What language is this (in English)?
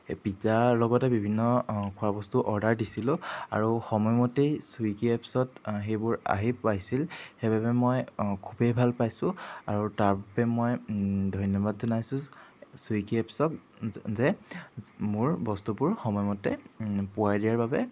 Assamese